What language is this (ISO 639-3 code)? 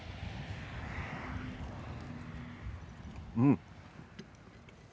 jpn